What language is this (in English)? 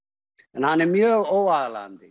Icelandic